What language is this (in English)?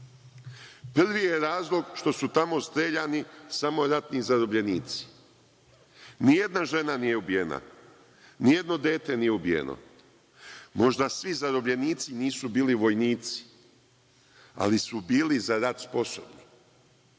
Serbian